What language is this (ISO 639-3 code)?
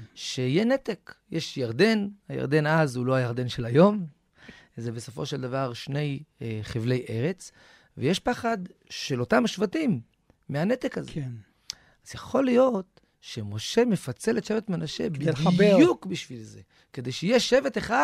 heb